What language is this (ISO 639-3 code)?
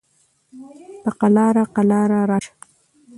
pus